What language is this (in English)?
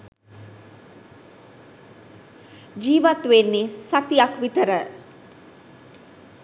Sinhala